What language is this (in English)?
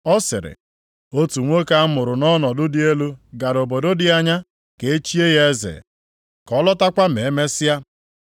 Igbo